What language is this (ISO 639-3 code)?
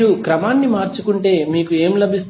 tel